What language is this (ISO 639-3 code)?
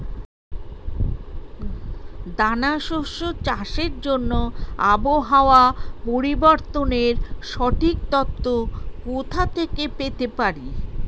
ben